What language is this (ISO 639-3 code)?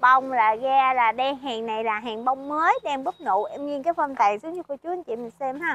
vie